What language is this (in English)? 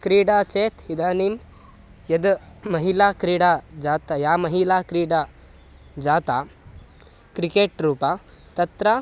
Sanskrit